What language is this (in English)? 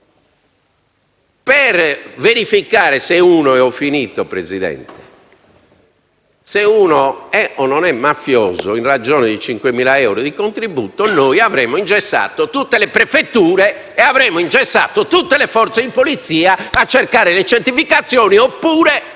Italian